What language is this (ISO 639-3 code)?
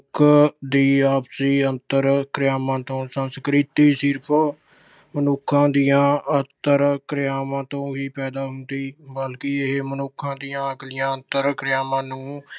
pan